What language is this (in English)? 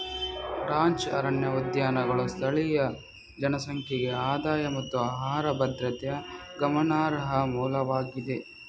Kannada